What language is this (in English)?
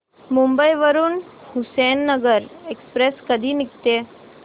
Marathi